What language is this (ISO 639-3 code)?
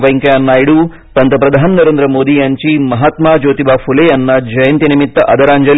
mar